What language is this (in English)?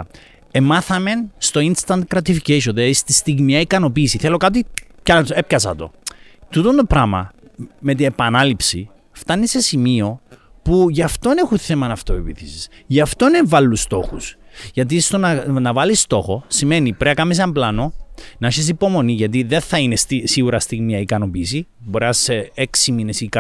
Greek